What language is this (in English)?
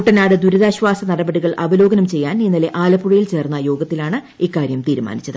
Malayalam